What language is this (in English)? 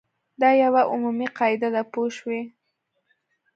Pashto